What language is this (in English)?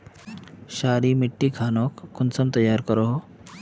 Magahi